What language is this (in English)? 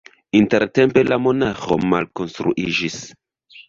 Esperanto